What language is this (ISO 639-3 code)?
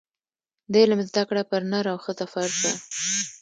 pus